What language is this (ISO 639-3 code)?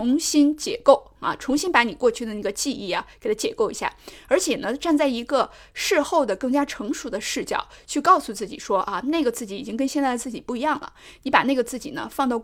zho